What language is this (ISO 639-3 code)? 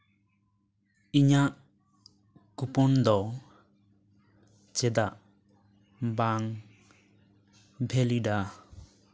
sat